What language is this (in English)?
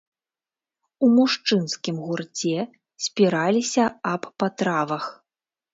Belarusian